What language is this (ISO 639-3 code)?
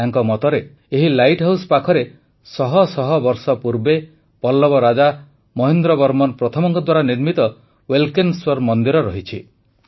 ori